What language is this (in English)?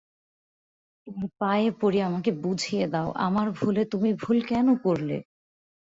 Bangla